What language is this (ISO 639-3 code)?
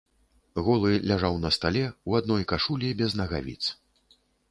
bel